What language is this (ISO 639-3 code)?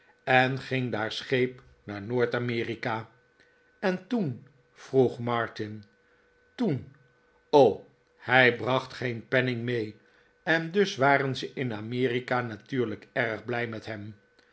nld